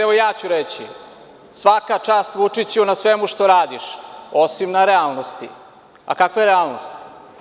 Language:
Serbian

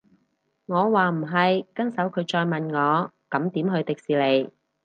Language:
Cantonese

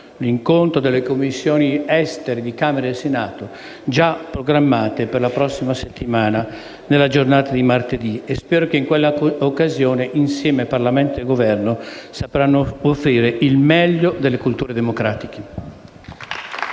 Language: Italian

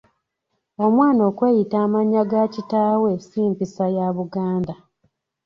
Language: Ganda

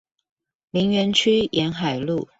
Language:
Chinese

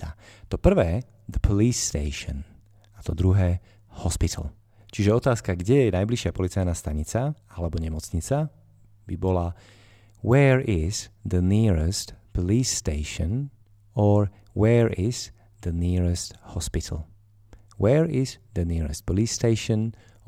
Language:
Slovak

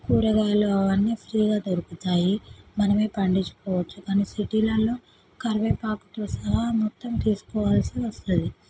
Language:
Telugu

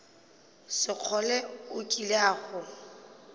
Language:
Northern Sotho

